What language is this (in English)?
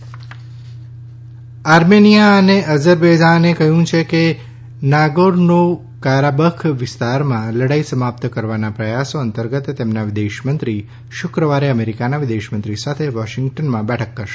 Gujarati